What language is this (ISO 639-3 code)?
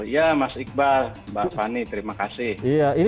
ind